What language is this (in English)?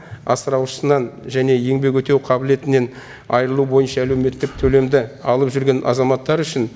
Kazakh